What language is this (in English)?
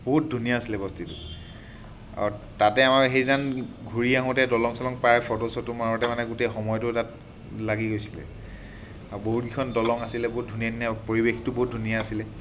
Assamese